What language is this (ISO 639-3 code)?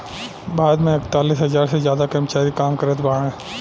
bho